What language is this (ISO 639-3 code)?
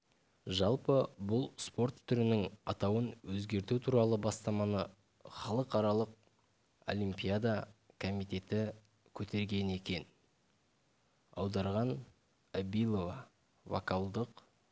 kaz